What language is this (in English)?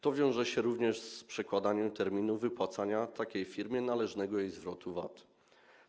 Polish